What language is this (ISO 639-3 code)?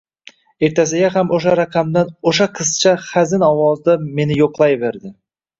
uzb